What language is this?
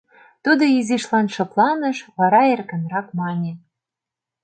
Mari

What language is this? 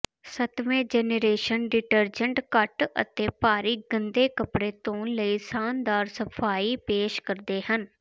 Punjabi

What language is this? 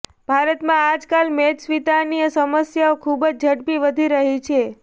Gujarati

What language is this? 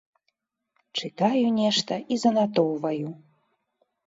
Belarusian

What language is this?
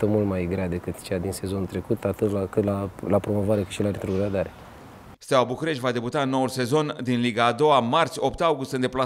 Romanian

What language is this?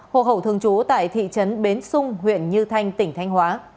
Vietnamese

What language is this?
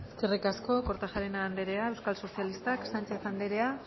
Basque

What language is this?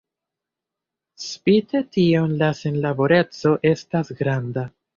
Esperanto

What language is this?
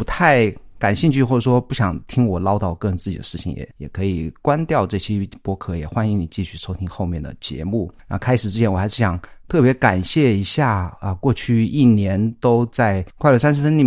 Chinese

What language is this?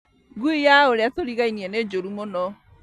Kikuyu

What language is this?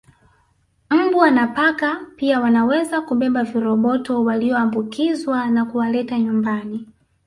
Swahili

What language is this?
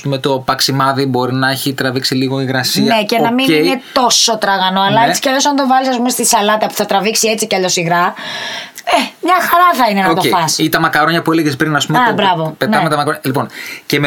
Greek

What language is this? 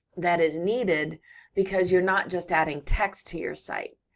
English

